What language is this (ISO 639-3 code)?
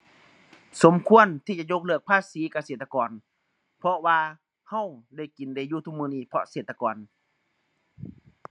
tha